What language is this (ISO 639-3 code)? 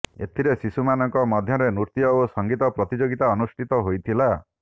ori